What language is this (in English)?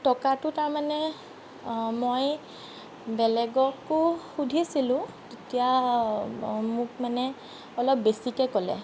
Assamese